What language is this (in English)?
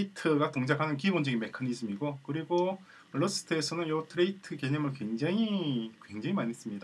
Korean